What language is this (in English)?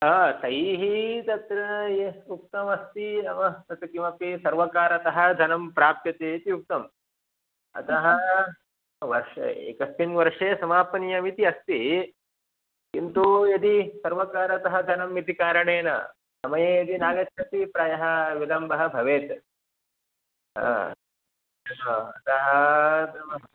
Sanskrit